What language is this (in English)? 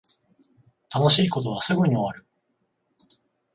Japanese